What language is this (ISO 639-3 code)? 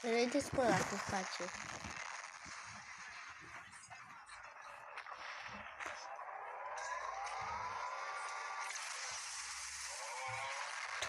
ron